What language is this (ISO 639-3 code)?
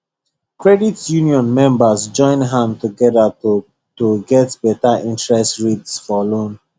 pcm